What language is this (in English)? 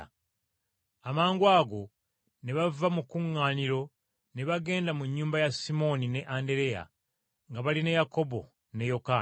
Ganda